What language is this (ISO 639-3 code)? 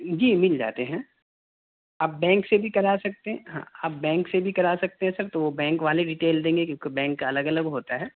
urd